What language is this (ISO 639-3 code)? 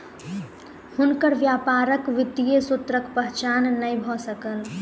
mai